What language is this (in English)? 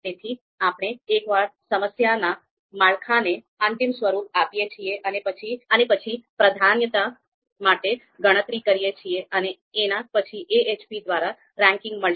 Gujarati